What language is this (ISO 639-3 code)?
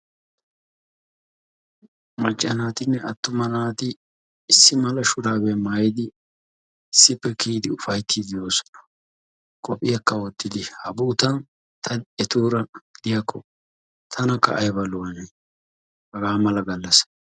wal